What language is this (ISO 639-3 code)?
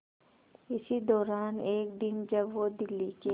hin